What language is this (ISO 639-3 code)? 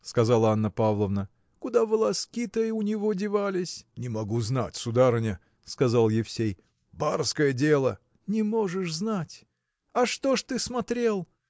rus